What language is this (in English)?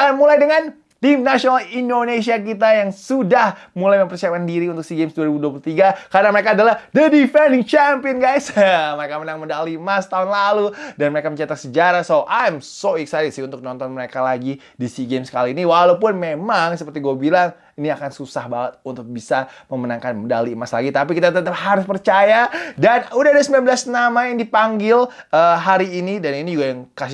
Indonesian